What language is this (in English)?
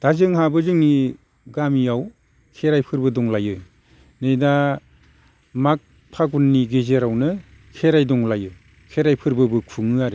Bodo